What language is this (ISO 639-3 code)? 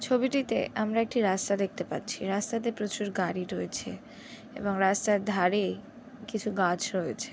ben